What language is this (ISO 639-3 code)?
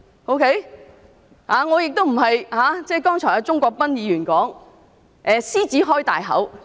yue